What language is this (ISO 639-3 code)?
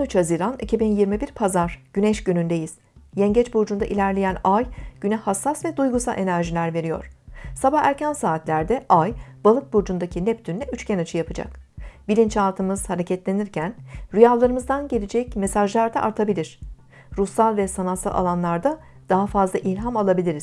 tur